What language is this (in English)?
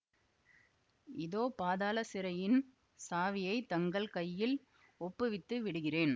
Tamil